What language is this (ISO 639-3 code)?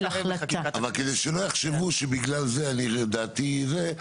heb